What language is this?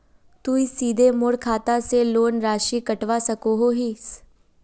Magahi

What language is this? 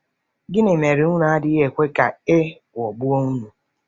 Igbo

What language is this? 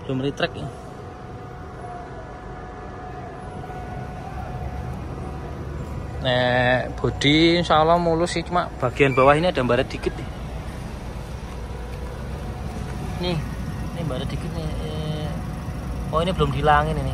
Indonesian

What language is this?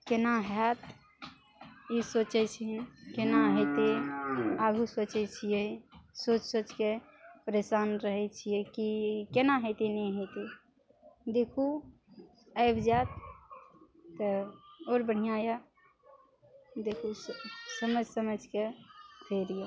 Maithili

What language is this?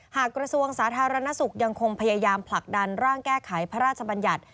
Thai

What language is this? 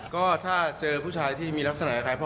Thai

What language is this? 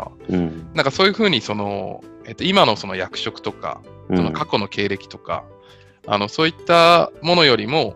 Japanese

